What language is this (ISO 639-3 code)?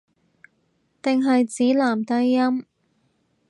yue